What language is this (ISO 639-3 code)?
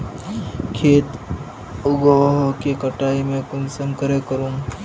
mag